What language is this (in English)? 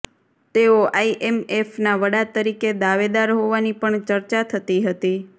Gujarati